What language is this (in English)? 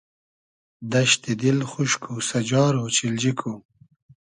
Hazaragi